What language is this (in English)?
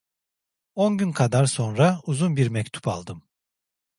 Turkish